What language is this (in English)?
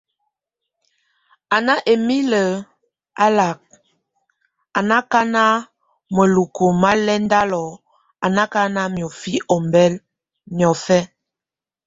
Tunen